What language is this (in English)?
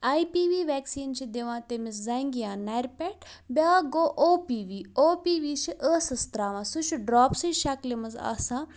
Kashmiri